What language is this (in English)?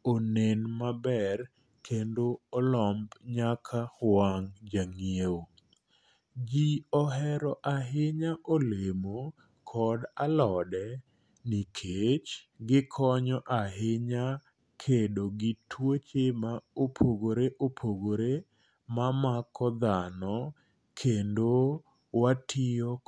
Luo (Kenya and Tanzania)